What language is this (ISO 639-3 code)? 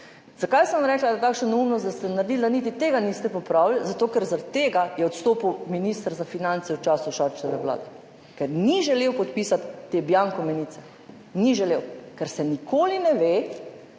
slv